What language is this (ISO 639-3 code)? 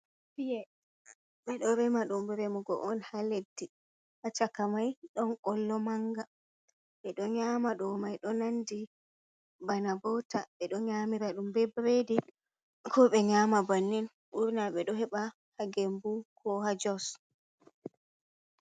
ful